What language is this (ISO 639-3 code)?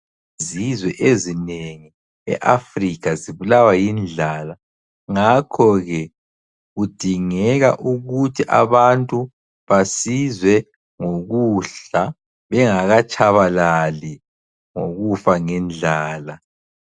nde